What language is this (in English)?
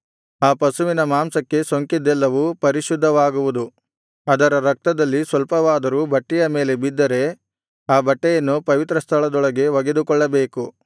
Kannada